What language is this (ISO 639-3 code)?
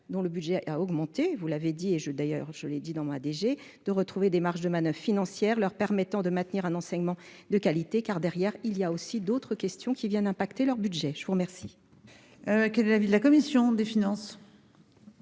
fra